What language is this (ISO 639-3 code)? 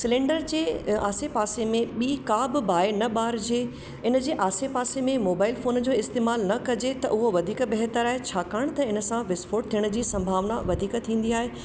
snd